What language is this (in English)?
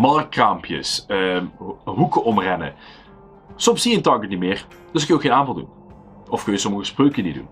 Dutch